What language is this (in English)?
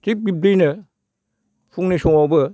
Bodo